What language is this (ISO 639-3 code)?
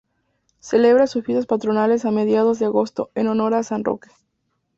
spa